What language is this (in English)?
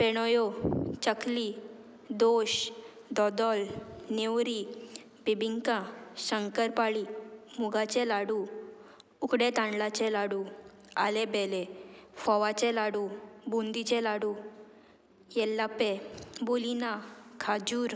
Konkani